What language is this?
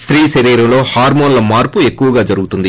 Telugu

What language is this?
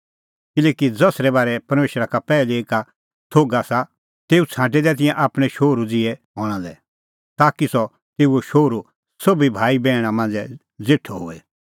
Kullu Pahari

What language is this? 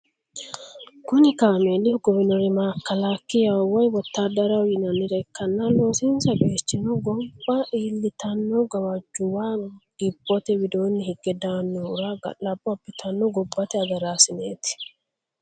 Sidamo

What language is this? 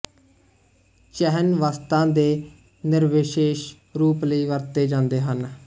Punjabi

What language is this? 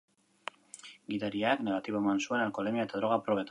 Basque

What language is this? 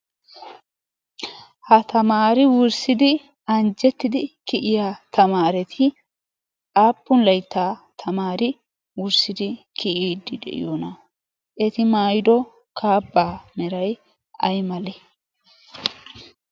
Wolaytta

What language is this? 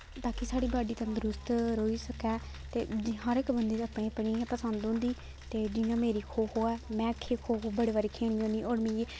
Dogri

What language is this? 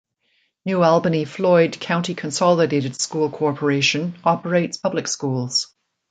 English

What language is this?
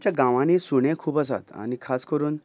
Konkani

